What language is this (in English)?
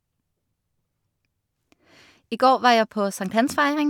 Norwegian